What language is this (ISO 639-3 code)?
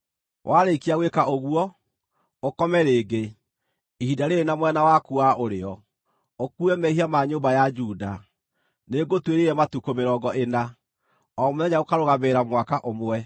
kik